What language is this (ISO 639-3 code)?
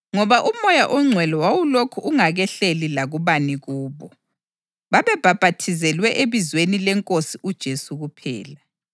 nde